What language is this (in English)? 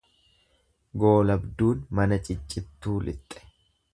Oromo